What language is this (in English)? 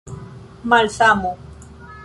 Esperanto